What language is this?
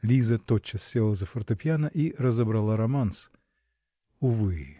Russian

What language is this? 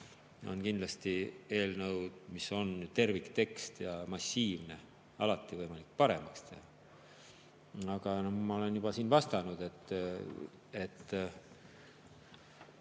Estonian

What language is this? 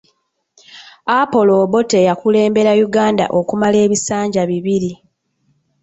Ganda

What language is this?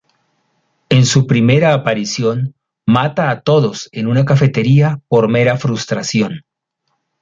Spanish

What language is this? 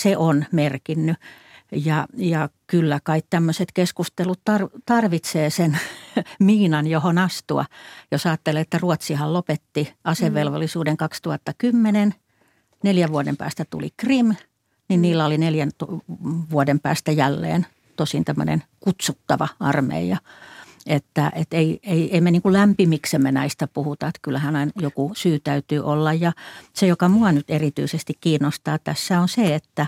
Finnish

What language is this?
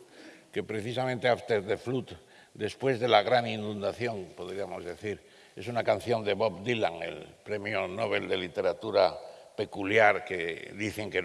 Spanish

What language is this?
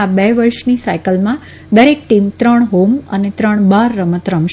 Gujarati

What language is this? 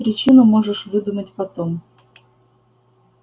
Russian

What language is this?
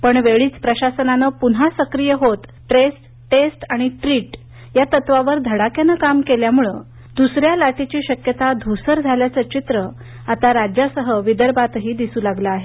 Marathi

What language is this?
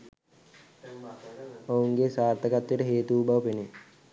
Sinhala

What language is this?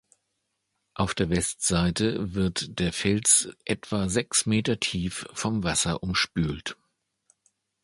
German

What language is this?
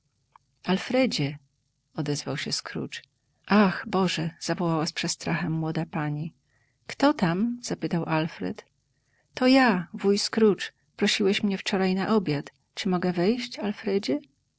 Polish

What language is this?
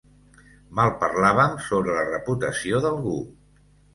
Catalan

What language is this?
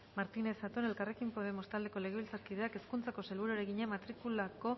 Basque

